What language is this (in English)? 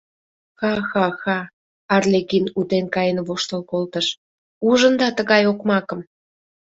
Mari